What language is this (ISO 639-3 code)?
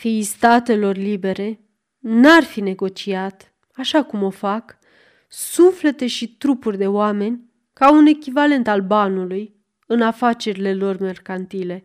ron